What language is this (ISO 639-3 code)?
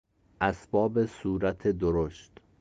fas